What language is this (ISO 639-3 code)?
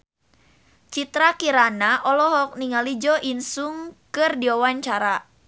sun